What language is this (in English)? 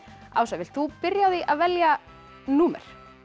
Icelandic